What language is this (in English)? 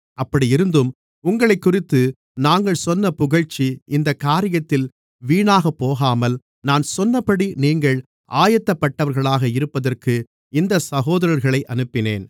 Tamil